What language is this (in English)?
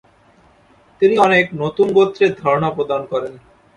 Bangla